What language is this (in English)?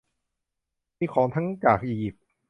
Thai